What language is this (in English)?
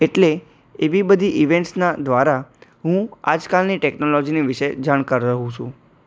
Gujarati